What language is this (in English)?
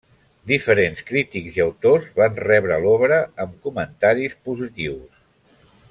Catalan